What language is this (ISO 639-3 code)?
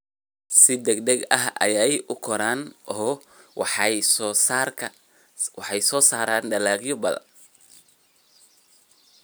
som